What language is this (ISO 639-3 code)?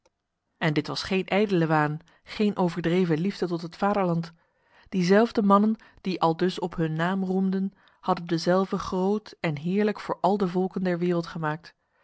nld